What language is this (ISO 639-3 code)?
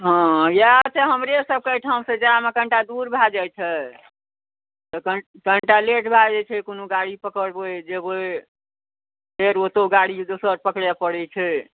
mai